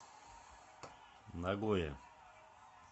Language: Russian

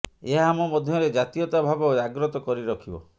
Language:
Odia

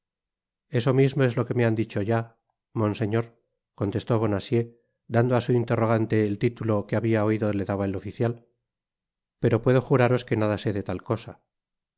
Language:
Spanish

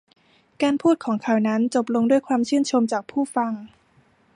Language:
Thai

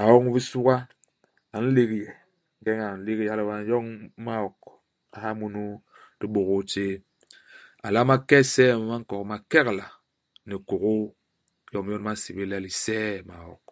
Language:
Basaa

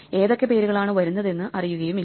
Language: Malayalam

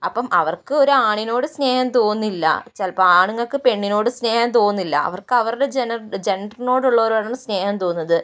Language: Malayalam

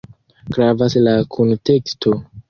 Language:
Esperanto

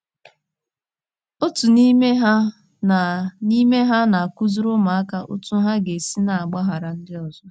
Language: Igbo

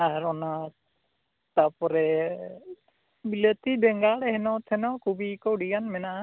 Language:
Santali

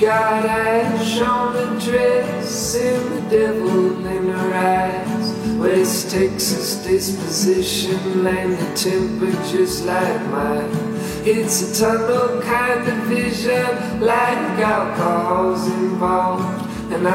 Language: Ukrainian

